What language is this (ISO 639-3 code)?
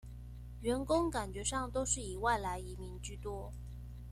zho